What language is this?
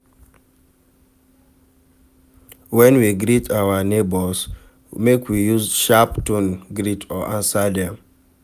Nigerian Pidgin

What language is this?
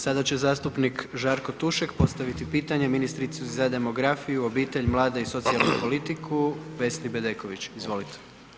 Croatian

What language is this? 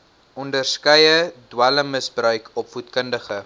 Afrikaans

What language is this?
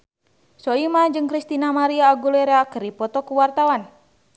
Sundanese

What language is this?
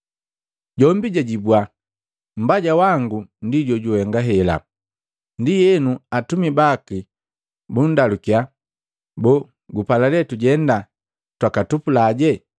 Matengo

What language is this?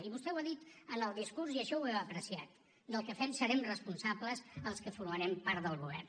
Catalan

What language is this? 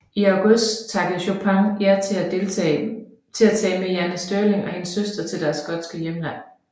Danish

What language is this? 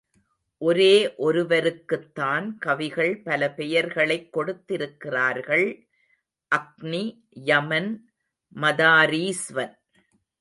Tamil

